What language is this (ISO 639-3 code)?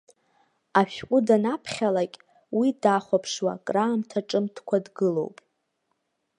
abk